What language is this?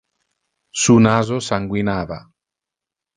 Interlingua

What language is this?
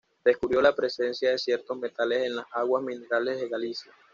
Spanish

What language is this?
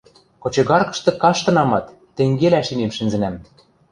Western Mari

